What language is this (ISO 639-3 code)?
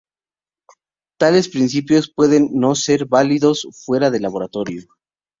spa